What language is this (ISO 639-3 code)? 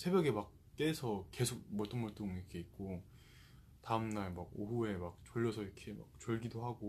kor